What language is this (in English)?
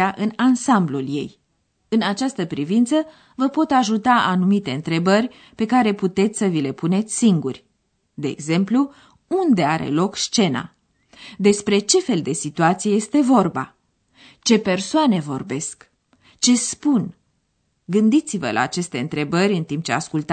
Romanian